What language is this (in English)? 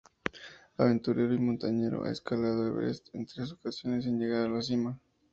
Spanish